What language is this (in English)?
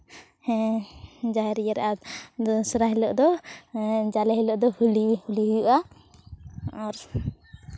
Santali